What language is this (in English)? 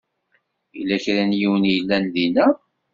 Kabyle